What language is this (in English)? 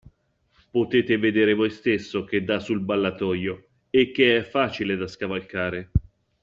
Italian